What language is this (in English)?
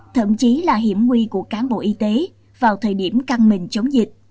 Vietnamese